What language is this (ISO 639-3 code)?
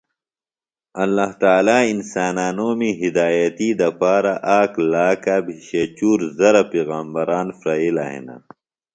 phl